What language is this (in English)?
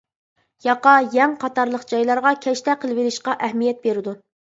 Uyghur